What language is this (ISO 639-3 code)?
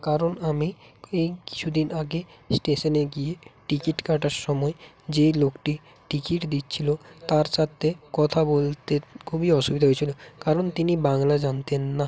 ben